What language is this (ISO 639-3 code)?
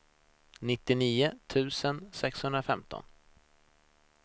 swe